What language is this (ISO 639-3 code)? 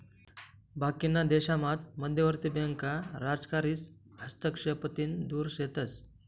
mar